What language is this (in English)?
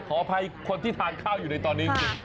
Thai